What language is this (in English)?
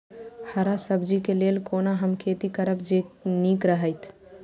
Maithili